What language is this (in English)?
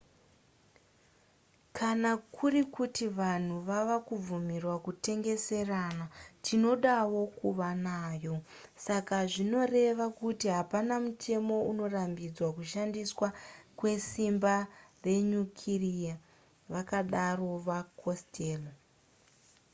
Shona